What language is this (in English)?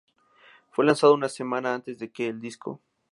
Spanish